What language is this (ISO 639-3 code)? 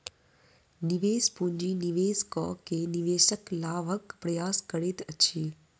mai